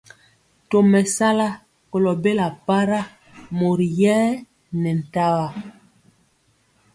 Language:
Mpiemo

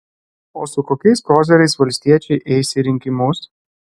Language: Lithuanian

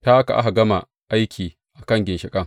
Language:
Hausa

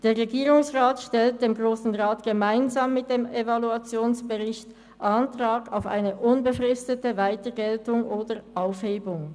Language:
Swiss German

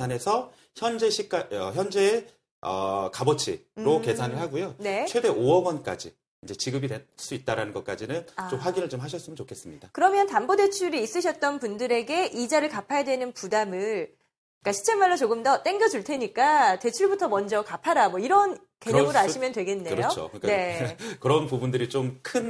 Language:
Korean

